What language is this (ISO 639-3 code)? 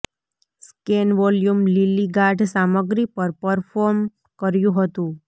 guj